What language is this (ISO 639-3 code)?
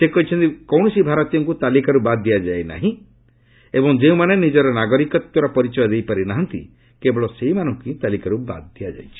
ori